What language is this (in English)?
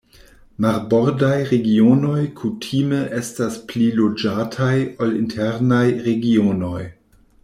Esperanto